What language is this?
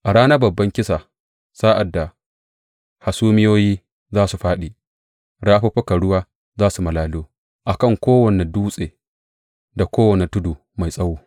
Hausa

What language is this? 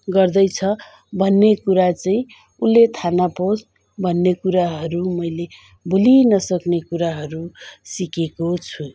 Nepali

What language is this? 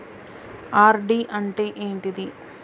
Telugu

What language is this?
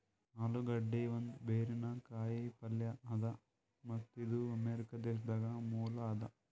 Kannada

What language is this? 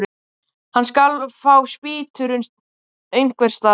Icelandic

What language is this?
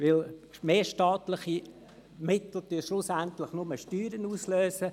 Swiss German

